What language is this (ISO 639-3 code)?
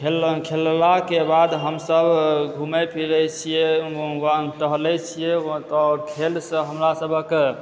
mai